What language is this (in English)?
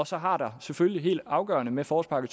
Danish